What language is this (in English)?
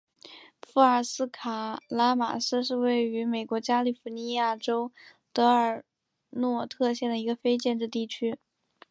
Chinese